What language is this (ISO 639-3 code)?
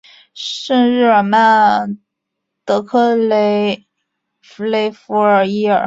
zho